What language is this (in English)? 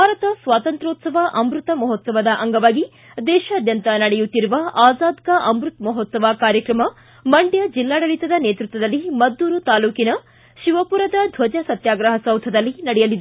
Kannada